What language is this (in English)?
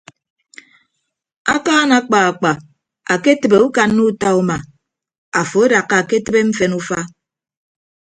Ibibio